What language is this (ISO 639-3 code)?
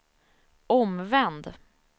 swe